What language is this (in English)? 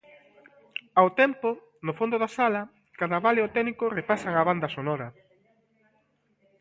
Galician